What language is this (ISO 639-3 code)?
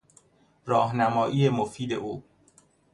fas